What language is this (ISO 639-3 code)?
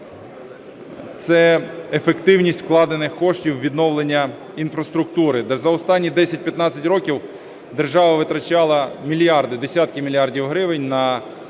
ukr